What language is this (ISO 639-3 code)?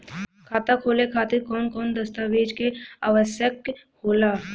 bho